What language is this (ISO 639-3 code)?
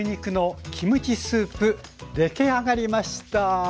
jpn